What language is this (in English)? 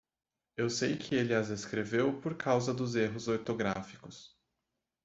Portuguese